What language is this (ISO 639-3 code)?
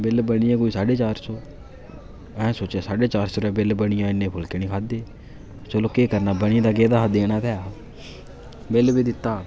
doi